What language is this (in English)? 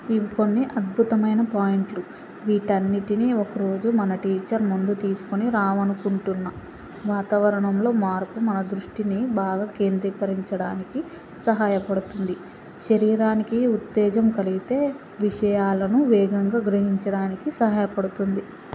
Telugu